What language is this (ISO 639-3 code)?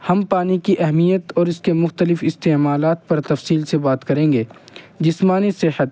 urd